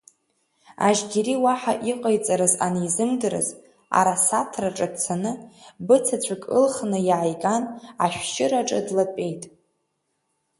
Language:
Abkhazian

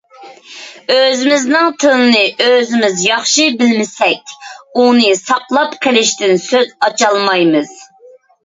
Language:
Uyghur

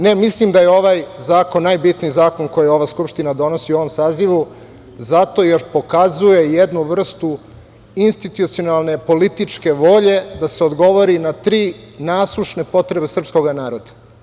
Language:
Serbian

